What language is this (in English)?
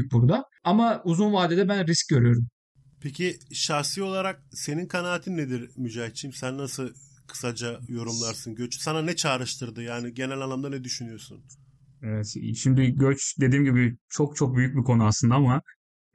Turkish